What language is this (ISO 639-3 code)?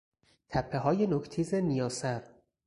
fas